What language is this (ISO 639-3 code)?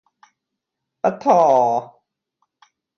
tha